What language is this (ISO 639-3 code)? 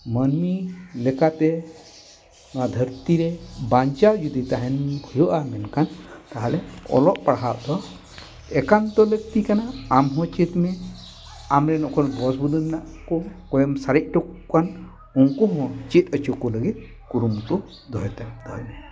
sat